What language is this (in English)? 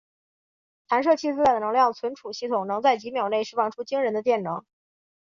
Chinese